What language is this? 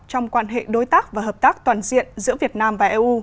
Vietnamese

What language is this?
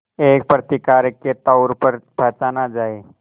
Hindi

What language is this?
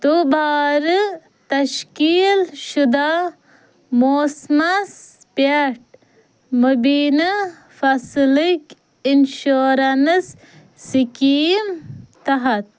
Kashmiri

